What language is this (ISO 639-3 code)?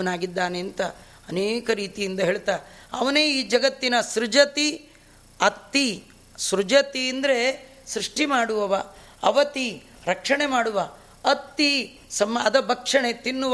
kan